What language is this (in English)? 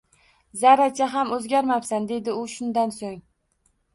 Uzbek